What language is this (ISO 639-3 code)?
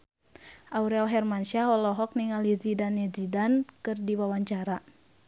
sun